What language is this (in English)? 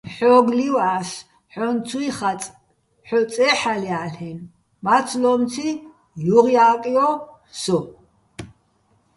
Bats